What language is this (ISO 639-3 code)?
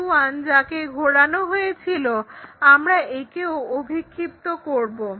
ben